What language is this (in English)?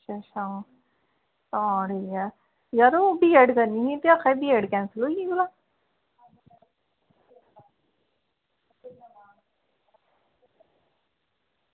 Dogri